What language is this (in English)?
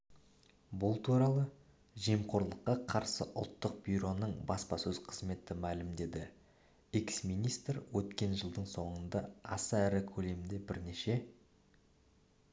Kazakh